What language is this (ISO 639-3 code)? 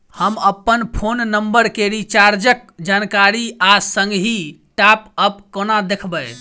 mai